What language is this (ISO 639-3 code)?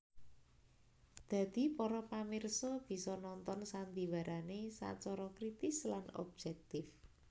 jav